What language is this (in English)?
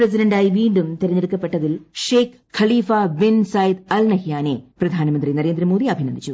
Malayalam